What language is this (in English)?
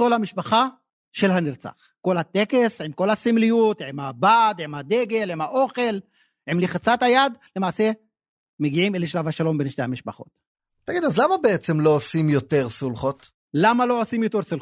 Hebrew